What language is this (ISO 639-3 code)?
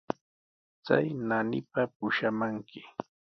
qws